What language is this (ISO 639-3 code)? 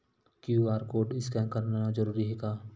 hne